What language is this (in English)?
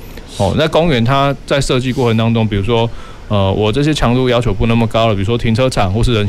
Chinese